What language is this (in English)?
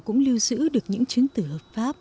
Vietnamese